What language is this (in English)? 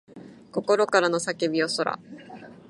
Japanese